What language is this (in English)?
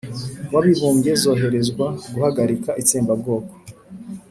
Kinyarwanda